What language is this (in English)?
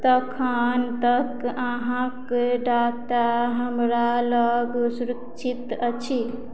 Maithili